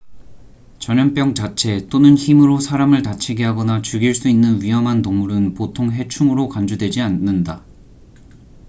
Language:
Korean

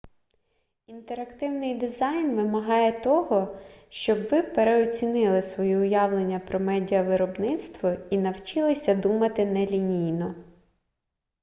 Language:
Ukrainian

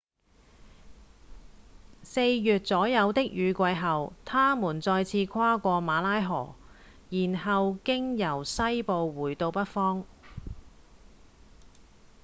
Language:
Cantonese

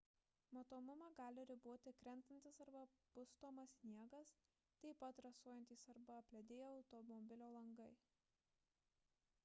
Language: Lithuanian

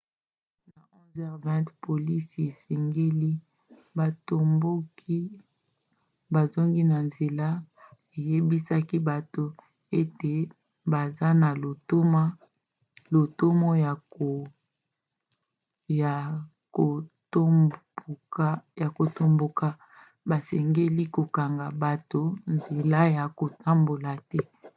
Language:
Lingala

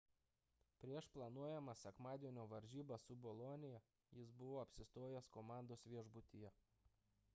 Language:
Lithuanian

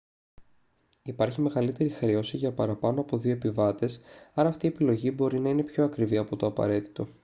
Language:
Greek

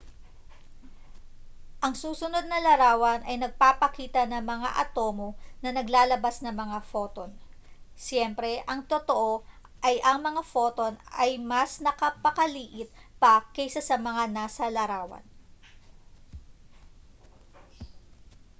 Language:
Filipino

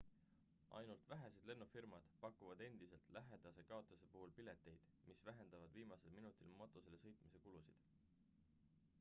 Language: Estonian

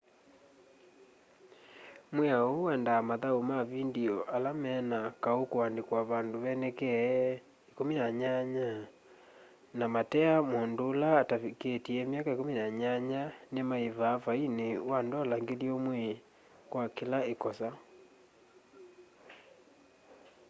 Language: Kamba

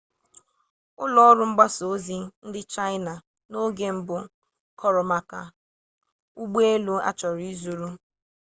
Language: Igbo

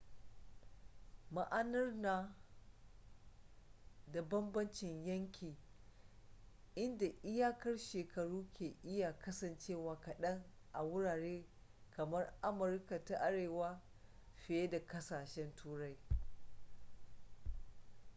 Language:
Hausa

